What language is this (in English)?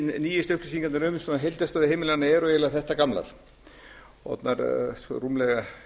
Icelandic